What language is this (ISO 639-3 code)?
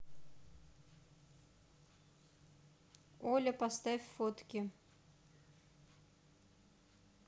rus